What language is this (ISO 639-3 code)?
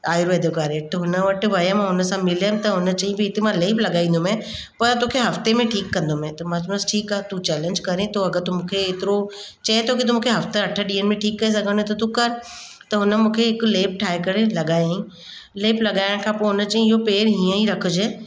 snd